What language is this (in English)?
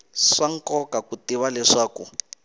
Tsonga